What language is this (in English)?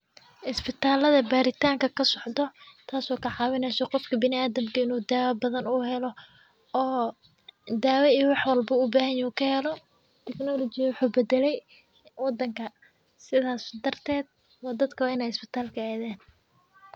Somali